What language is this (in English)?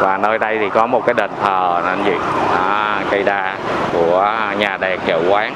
Vietnamese